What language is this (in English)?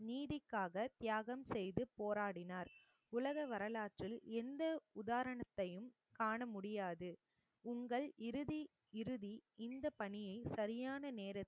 Tamil